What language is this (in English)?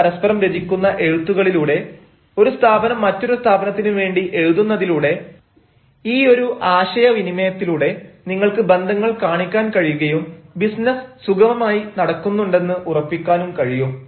Malayalam